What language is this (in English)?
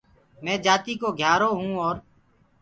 Gurgula